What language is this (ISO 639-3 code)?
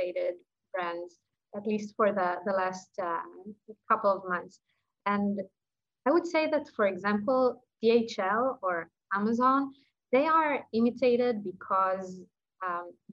eng